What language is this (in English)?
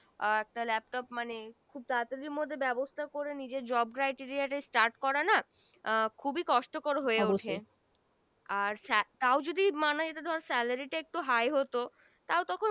Bangla